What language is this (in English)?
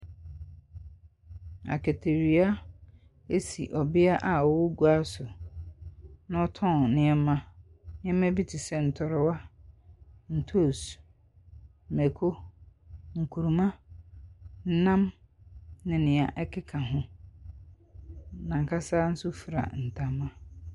Akan